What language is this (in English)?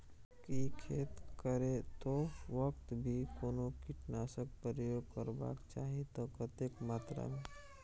Maithili